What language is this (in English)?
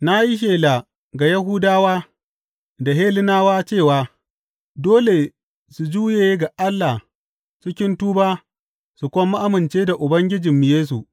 Hausa